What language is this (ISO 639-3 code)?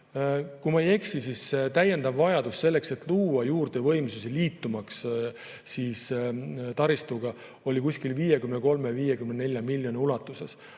est